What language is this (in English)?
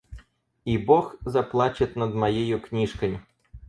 Russian